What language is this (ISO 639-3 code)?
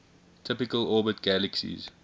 eng